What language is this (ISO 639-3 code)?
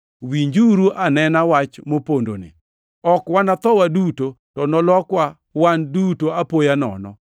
luo